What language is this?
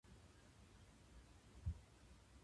Japanese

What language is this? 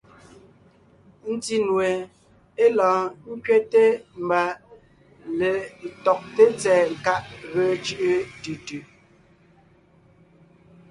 Ngiemboon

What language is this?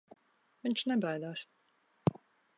Latvian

